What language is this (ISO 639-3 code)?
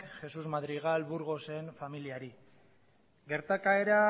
eus